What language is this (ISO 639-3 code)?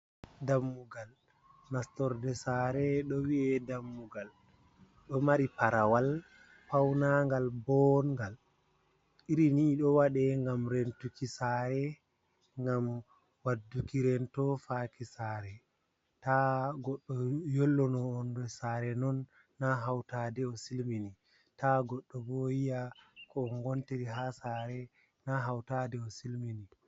ful